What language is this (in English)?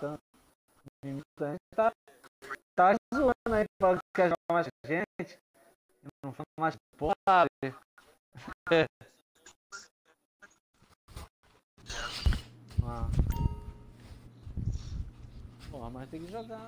Portuguese